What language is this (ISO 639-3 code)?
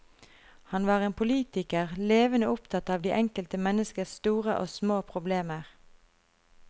nor